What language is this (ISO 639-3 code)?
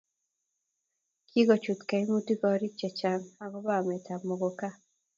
kln